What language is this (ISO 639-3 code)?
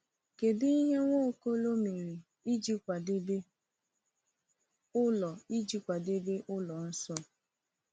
ibo